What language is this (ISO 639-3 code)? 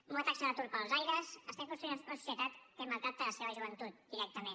cat